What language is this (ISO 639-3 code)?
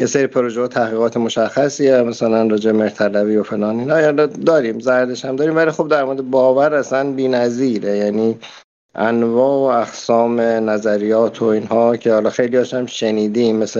fas